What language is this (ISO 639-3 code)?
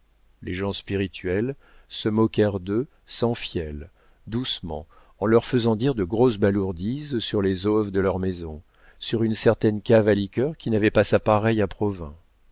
fra